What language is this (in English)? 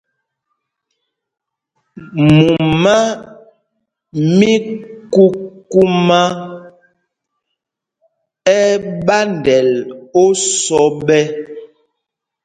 Mpumpong